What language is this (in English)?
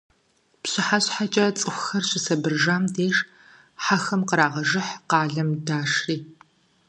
Kabardian